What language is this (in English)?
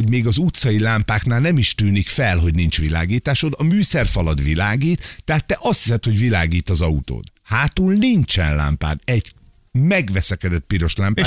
Hungarian